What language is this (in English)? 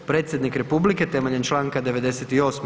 Croatian